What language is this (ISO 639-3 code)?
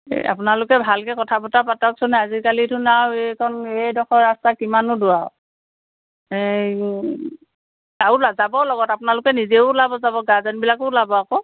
asm